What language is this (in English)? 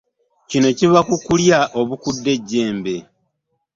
Ganda